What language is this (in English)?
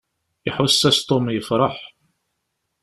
Kabyle